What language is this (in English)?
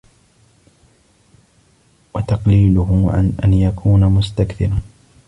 Arabic